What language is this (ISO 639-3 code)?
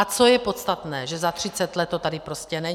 ces